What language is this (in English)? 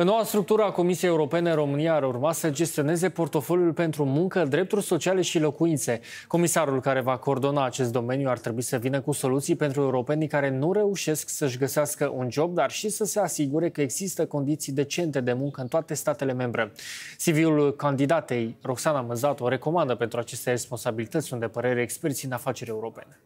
Romanian